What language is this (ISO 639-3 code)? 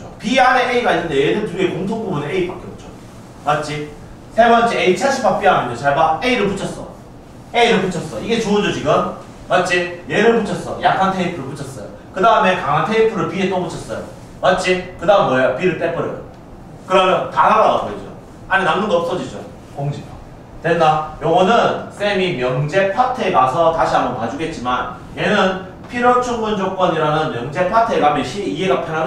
kor